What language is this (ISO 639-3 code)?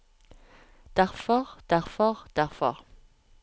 nor